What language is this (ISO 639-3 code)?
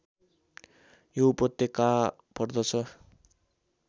nep